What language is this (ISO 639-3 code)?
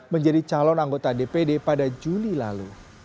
ind